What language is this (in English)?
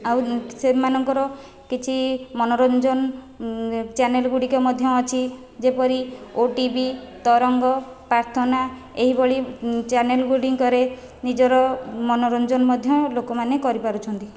Odia